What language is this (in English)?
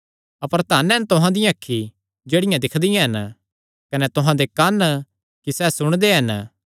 Kangri